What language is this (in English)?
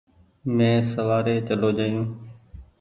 Goaria